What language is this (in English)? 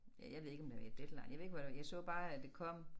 Danish